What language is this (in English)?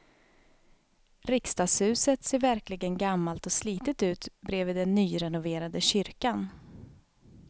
Swedish